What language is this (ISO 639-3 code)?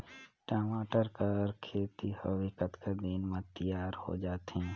hne